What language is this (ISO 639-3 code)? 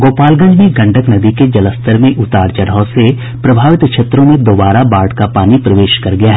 hin